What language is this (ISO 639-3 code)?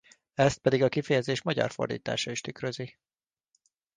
hun